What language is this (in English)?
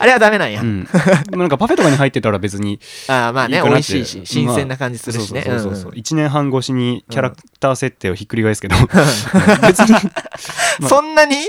Japanese